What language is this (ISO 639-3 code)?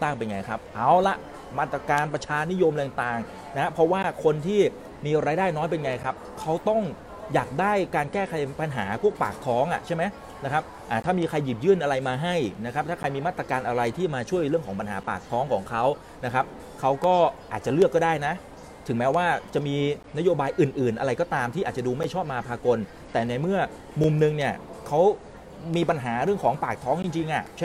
tha